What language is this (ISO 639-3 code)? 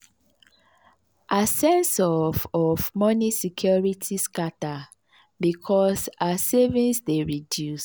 pcm